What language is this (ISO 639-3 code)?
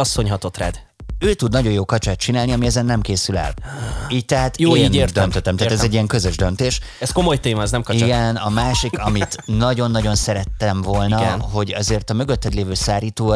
hun